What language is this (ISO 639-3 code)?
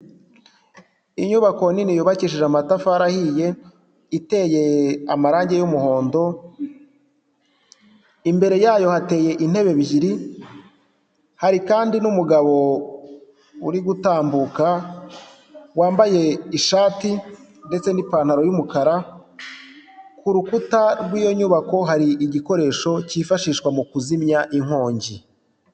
kin